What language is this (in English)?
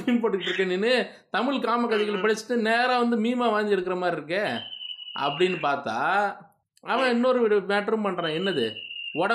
Tamil